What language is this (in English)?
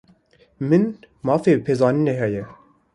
Kurdish